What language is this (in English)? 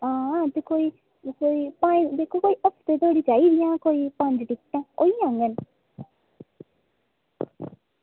Dogri